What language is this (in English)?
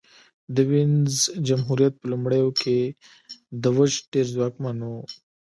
Pashto